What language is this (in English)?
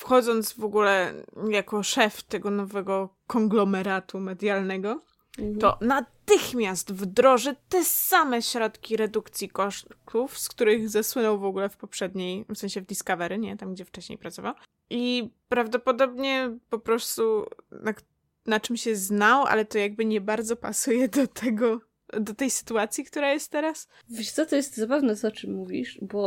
Polish